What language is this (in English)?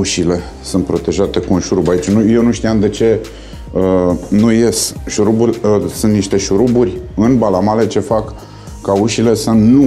Romanian